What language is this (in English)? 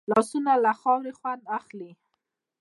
Pashto